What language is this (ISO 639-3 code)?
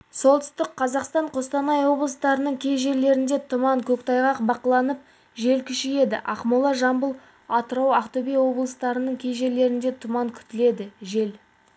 kaz